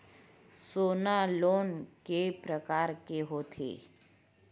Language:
Chhattisgarhi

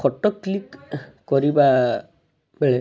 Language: Odia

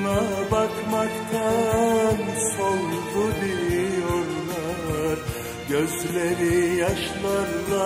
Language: Turkish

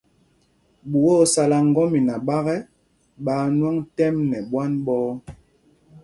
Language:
Mpumpong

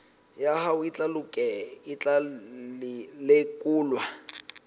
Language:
Southern Sotho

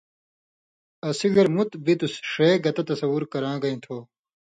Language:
Indus Kohistani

